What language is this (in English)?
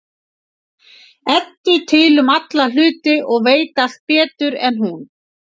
Icelandic